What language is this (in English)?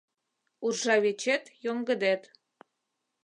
Mari